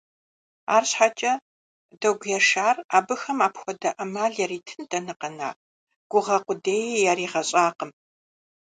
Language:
Kabardian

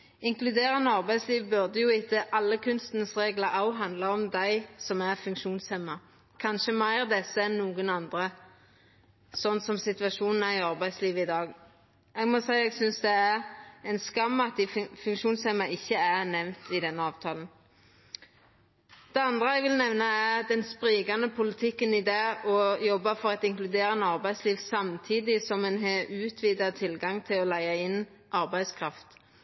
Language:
Norwegian Nynorsk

